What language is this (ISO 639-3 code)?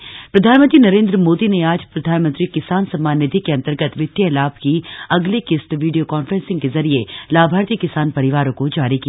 hin